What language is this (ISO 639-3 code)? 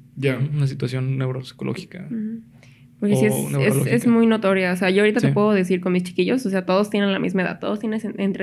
spa